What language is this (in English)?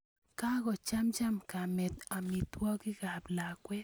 Kalenjin